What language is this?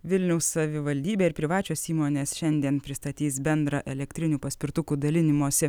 Lithuanian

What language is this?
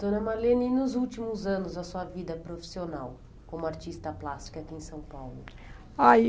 Portuguese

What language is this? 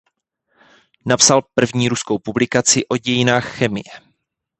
Czech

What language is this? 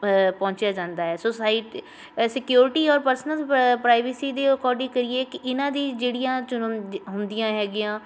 Punjabi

